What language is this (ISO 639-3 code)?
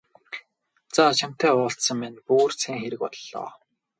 mon